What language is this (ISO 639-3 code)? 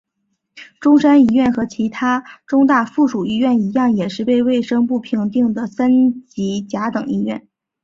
zho